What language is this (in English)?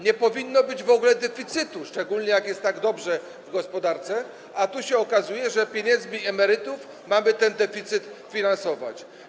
Polish